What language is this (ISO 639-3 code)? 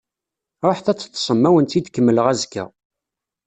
kab